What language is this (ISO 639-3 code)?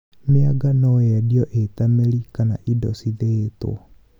kik